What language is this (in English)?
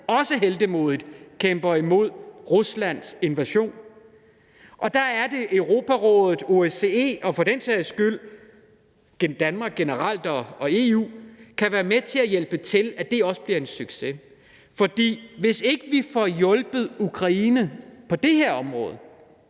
Danish